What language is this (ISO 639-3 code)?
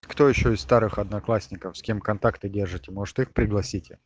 rus